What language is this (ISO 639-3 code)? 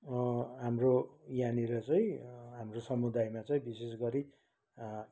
nep